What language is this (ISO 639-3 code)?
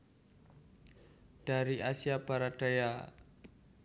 jav